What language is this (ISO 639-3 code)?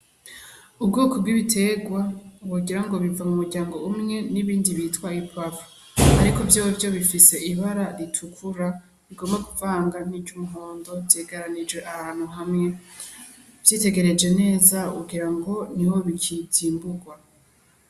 run